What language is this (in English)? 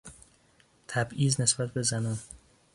Persian